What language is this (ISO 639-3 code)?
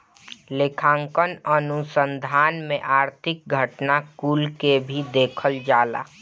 bho